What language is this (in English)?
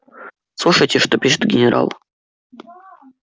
Russian